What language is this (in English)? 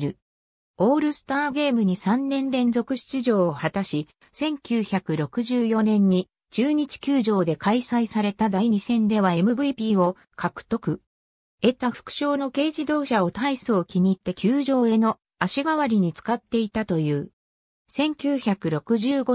Japanese